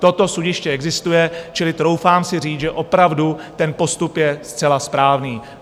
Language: Czech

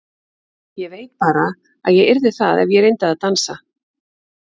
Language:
Icelandic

